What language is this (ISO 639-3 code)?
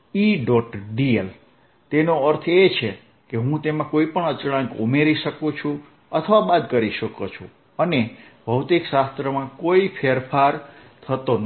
guj